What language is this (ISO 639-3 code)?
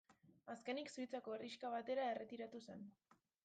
eus